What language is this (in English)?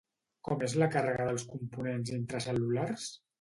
Catalan